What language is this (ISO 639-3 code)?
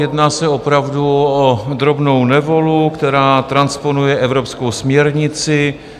ces